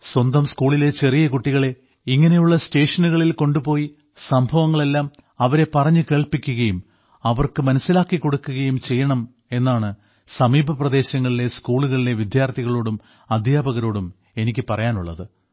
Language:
Malayalam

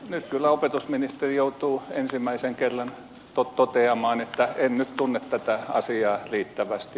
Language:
Finnish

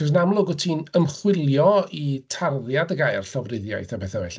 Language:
Welsh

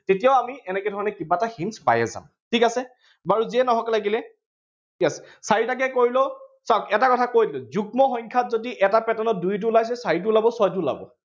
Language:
Assamese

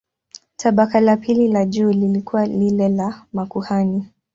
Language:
Swahili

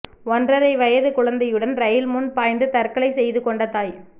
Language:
Tamil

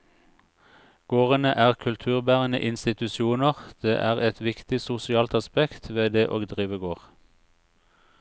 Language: Norwegian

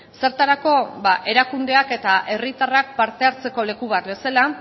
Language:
Basque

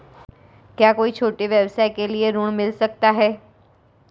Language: Hindi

